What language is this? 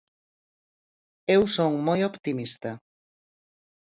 Galician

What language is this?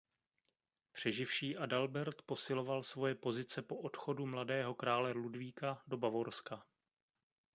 Czech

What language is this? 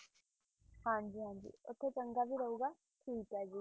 Punjabi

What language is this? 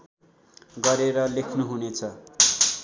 Nepali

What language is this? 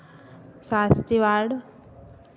Hindi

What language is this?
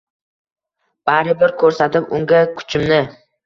Uzbek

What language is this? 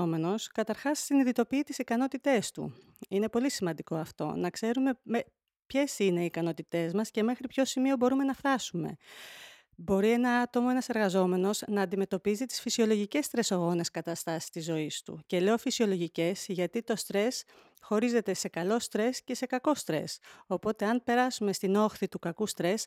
Greek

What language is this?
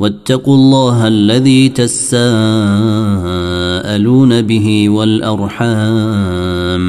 Arabic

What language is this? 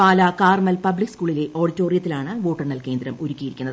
Malayalam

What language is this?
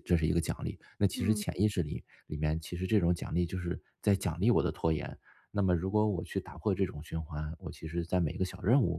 Chinese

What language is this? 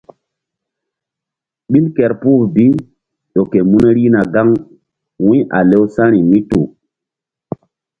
Mbum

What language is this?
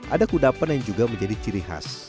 Indonesian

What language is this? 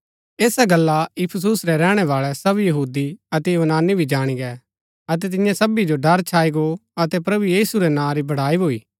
Gaddi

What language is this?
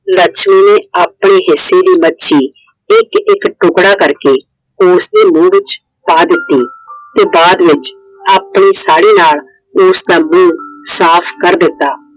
Punjabi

